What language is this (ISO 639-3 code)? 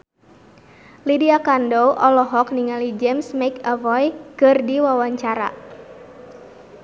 sun